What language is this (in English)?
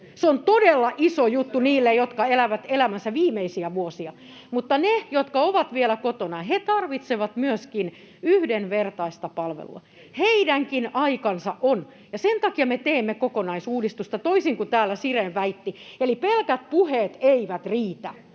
Finnish